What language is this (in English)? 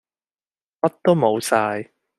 Cantonese